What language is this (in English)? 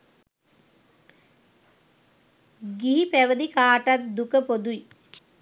Sinhala